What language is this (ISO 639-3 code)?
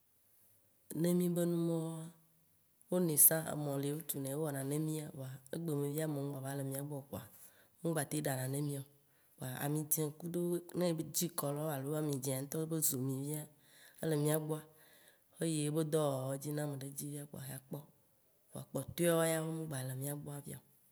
wci